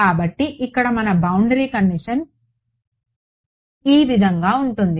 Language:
Telugu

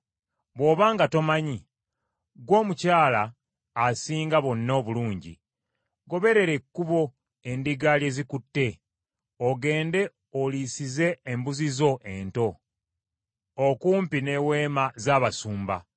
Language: Ganda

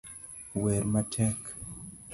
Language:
Luo (Kenya and Tanzania)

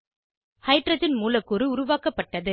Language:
Tamil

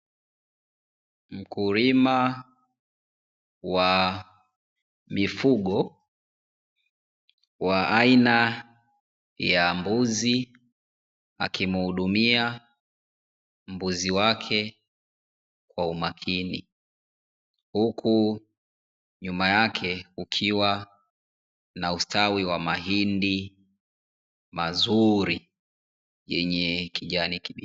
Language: Swahili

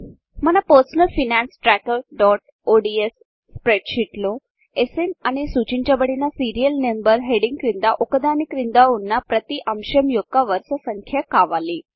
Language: Telugu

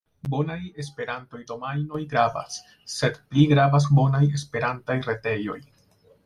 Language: Esperanto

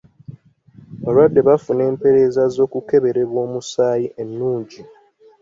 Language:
Ganda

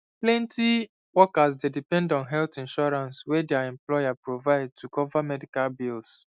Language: Nigerian Pidgin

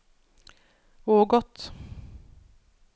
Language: Norwegian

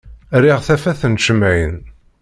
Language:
Kabyle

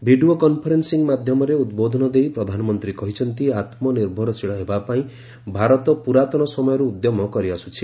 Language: Odia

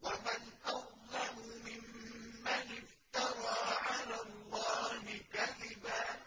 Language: Arabic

